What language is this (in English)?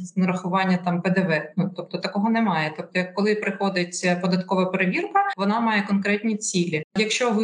Ukrainian